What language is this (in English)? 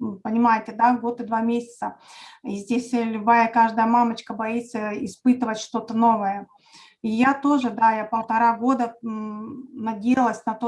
Russian